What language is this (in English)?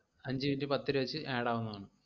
Malayalam